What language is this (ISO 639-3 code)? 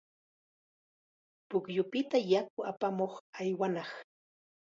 qxa